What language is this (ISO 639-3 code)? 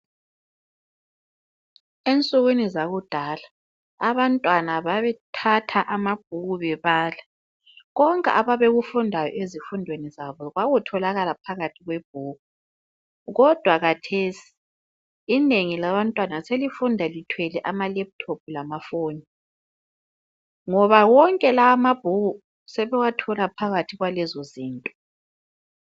nde